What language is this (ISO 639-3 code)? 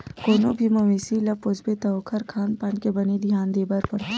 hne